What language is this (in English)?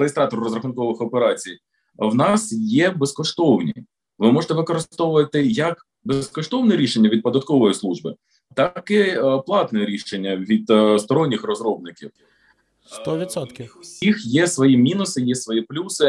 Ukrainian